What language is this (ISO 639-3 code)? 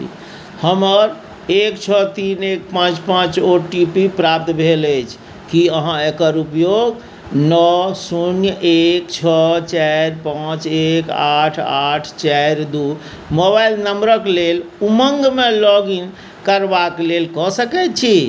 mai